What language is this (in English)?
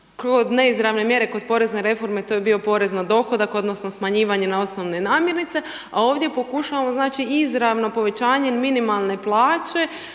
Croatian